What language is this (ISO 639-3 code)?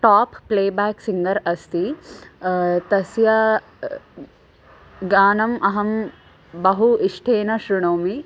san